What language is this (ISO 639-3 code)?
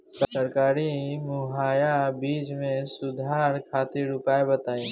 bho